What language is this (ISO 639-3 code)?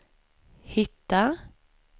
swe